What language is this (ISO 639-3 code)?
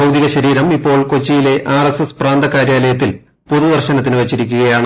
mal